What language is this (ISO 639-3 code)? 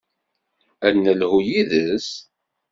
kab